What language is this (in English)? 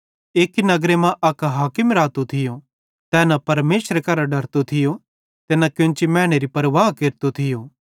Bhadrawahi